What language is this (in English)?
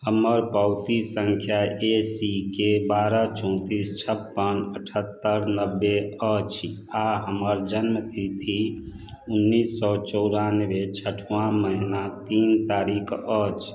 Maithili